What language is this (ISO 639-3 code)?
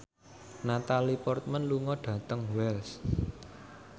jav